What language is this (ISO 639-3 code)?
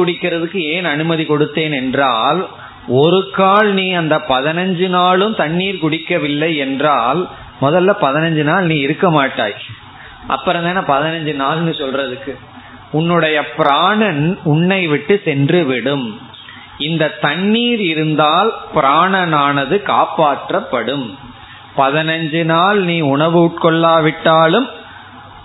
tam